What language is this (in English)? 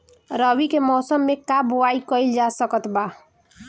Bhojpuri